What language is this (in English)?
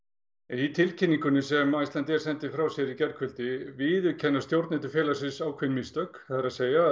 Icelandic